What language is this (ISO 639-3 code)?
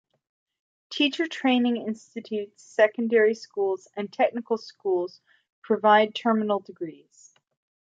eng